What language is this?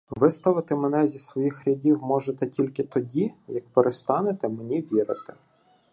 Ukrainian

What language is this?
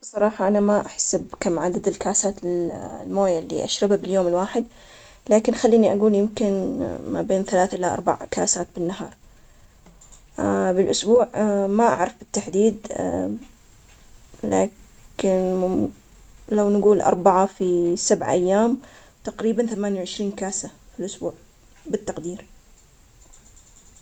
Omani Arabic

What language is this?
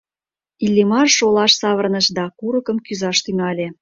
Mari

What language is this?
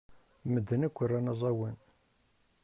Kabyle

